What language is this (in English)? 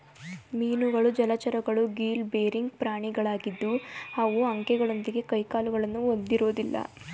Kannada